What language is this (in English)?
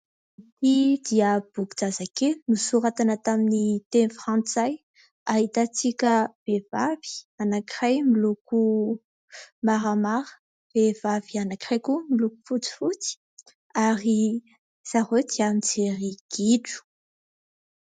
Malagasy